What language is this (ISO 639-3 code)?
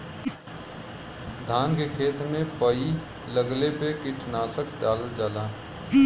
bho